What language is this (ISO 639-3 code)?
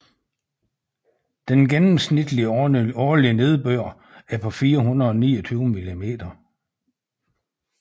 dan